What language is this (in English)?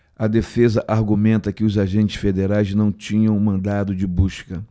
Portuguese